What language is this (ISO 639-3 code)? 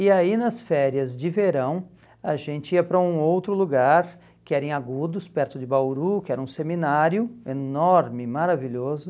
por